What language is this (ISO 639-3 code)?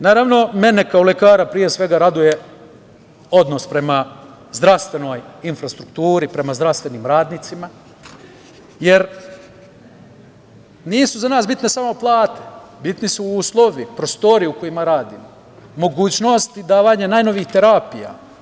srp